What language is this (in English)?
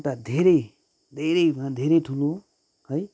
Nepali